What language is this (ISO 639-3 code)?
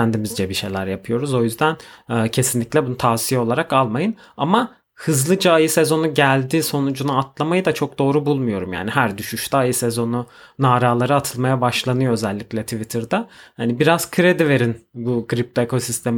tur